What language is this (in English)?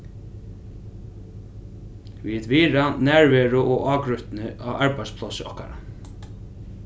Faroese